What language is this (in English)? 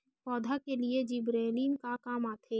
Chhattisgarhi